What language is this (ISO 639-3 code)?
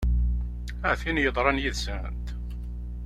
kab